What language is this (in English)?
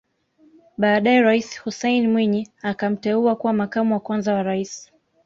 Swahili